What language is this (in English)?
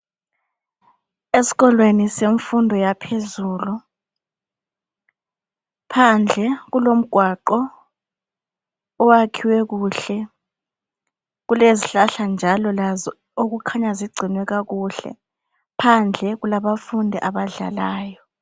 North Ndebele